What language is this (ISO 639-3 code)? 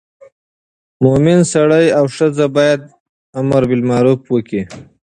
pus